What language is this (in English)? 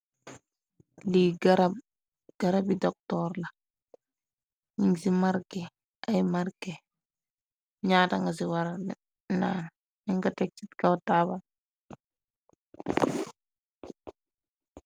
Wolof